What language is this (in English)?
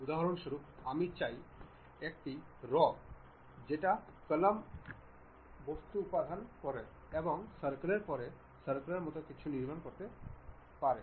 Bangla